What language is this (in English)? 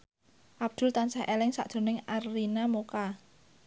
Javanese